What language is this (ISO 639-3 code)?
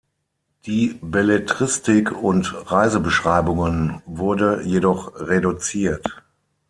deu